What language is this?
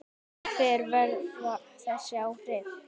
Icelandic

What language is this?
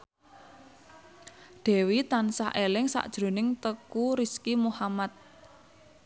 Javanese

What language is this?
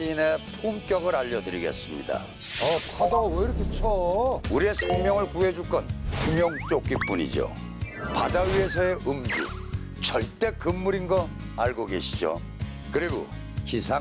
Korean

